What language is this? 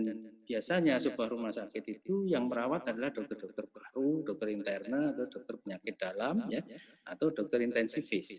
Indonesian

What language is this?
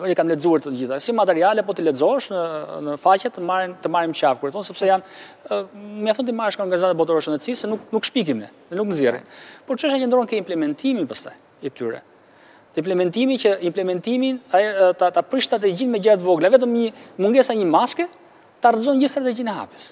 Romanian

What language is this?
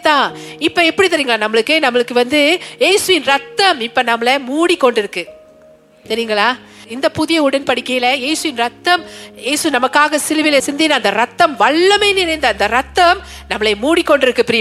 Tamil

